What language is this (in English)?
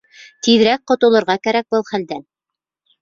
Bashkir